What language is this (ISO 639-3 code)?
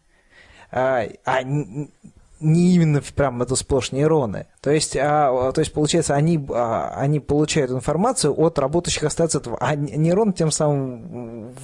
rus